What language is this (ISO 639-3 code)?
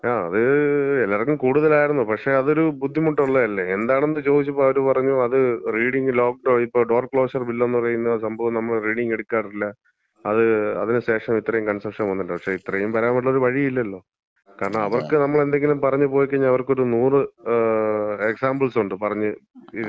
mal